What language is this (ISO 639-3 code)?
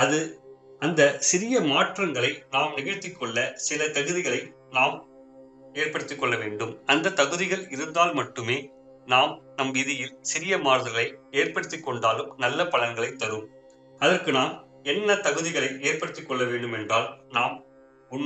tam